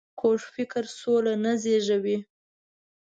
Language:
Pashto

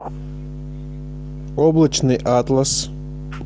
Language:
Russian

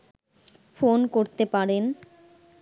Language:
Bangla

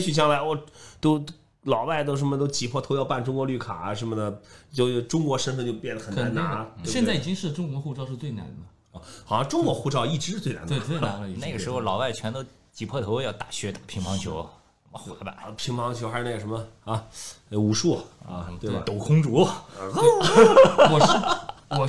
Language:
Chinese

